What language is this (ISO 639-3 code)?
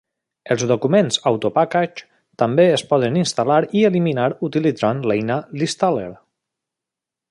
cat